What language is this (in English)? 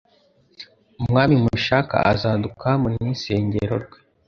Kinyarwanda